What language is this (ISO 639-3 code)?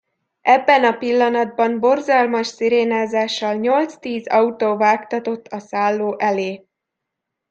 hun